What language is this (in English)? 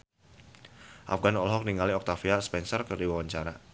Sundanese